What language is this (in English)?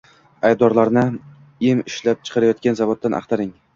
Uzbek